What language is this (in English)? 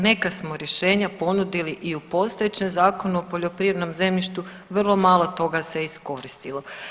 Croatian